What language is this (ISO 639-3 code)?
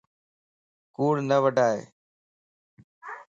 lss